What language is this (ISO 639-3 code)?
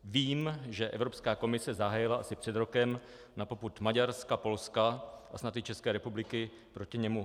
ces